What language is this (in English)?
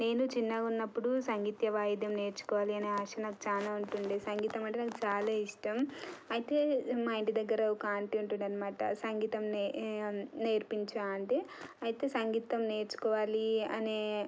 Telugu